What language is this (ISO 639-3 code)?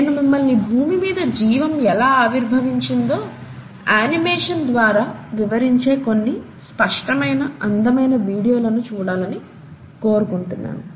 tel